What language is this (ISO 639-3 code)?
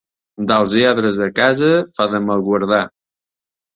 cat